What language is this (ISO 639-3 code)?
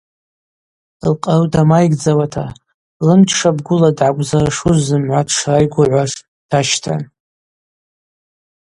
abq